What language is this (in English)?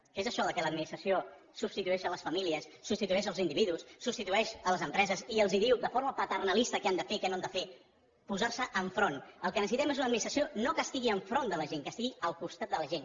Catalan